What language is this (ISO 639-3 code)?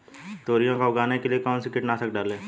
hin